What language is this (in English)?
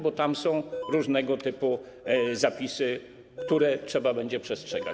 Polish